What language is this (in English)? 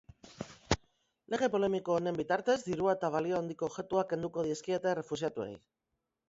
Basque